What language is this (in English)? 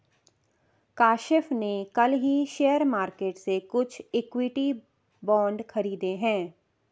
Hindi